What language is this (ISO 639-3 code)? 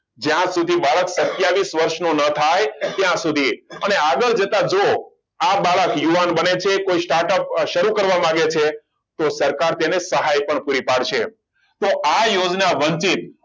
guj